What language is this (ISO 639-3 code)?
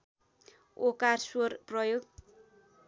nep